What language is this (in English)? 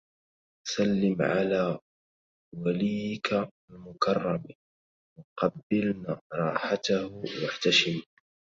Arabic